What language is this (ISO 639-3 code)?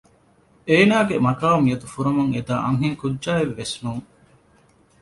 div